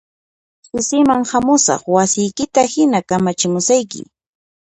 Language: Puno Quechua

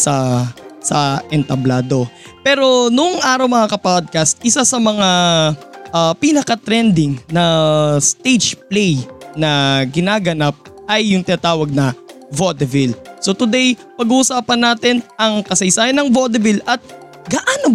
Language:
Filipino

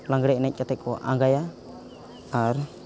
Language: Santali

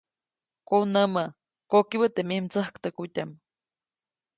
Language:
Copainalá Zoque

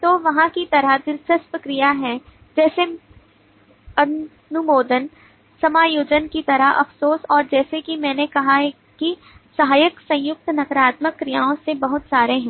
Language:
Hindi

